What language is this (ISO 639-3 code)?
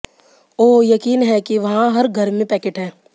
hin